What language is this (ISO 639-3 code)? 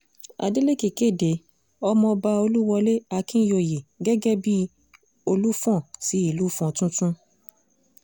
yor